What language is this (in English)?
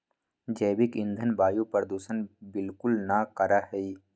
Magahi